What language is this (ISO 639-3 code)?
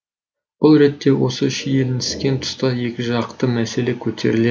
kaz